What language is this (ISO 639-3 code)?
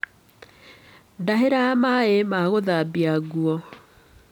kik